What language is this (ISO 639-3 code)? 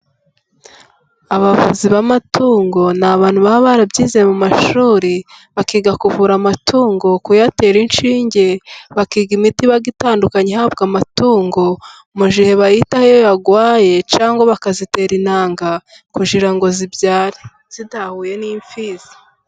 kin